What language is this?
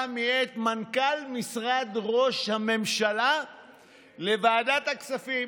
Hebrew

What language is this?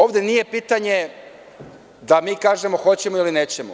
Serbian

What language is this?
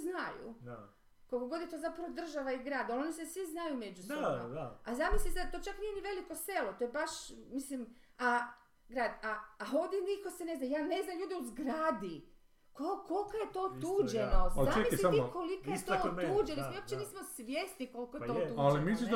Croatian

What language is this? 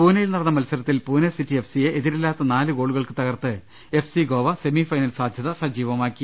Malayalam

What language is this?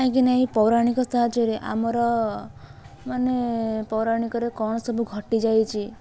Odia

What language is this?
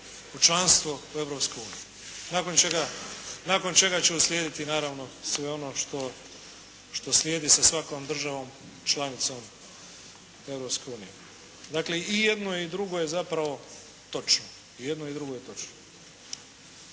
Croatian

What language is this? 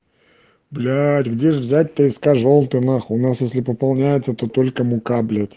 Russian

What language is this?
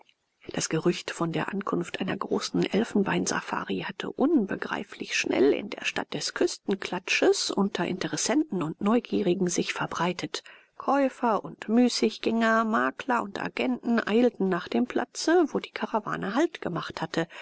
German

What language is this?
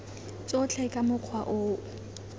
Tswana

